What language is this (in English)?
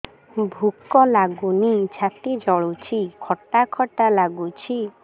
Odia